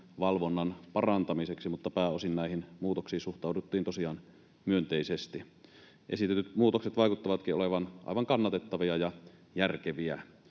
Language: Finnish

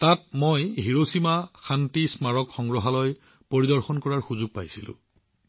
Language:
Assamese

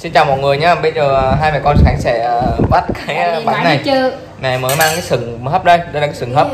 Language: Vietnamese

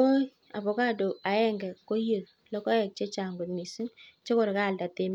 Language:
Kalenjin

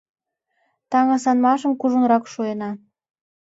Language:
Mari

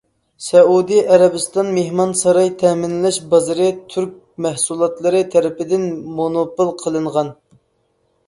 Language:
Uyghur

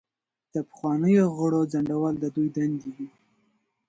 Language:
Pashto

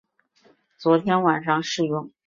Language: Chinese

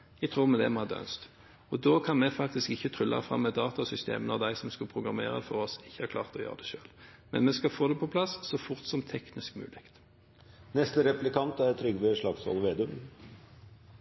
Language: Norwegian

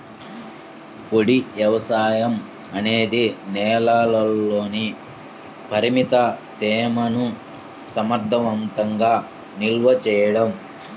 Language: Telugu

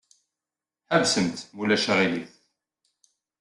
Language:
Kabyle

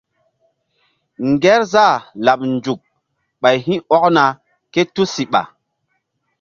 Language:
Mbum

